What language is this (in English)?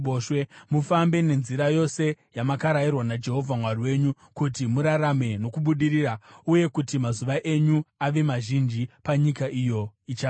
Shona